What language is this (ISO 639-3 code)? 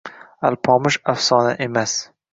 uzb